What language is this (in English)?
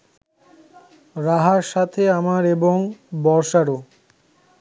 Bangla